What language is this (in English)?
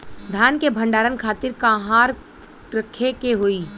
Bhojpuri